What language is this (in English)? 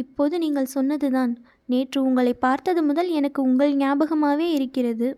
Tamil